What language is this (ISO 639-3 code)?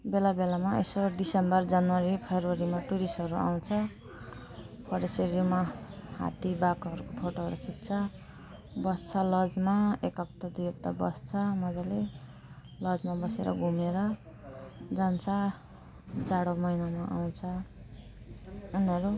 nep